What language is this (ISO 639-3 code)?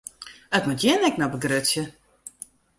fry